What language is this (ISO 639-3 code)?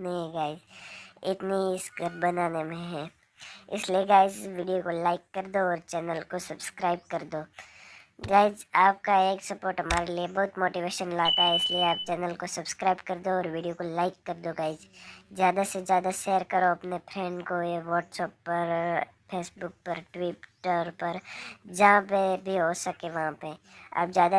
hin